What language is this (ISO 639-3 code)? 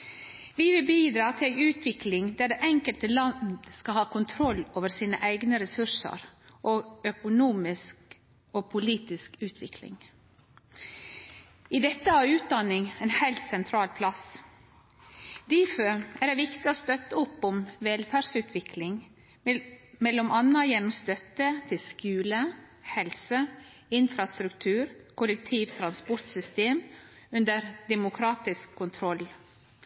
nno